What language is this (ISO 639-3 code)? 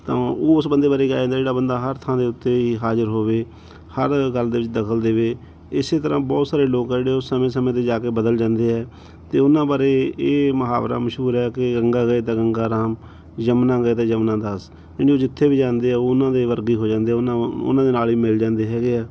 pan